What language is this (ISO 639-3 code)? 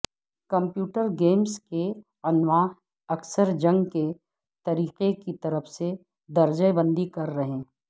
urd